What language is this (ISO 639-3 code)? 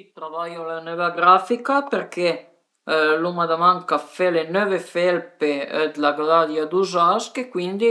pms